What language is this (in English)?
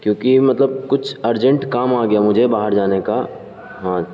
Urdu